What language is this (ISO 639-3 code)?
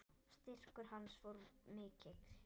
isl